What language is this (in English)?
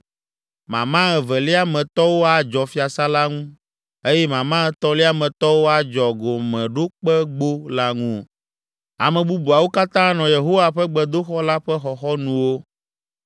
Ewe